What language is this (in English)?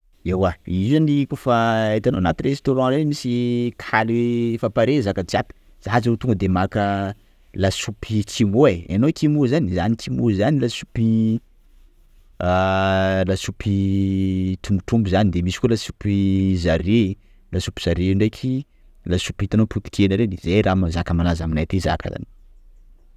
Sakalava Malagasy